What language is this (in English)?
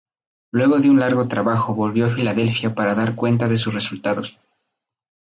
Spanish